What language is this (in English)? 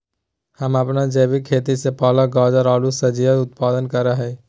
Magahi